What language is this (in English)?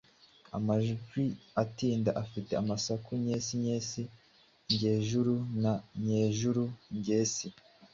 Kinyarwanda